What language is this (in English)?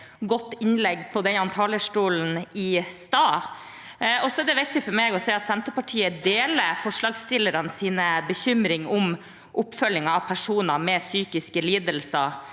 Norwegian